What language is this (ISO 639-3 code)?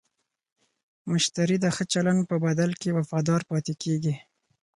pus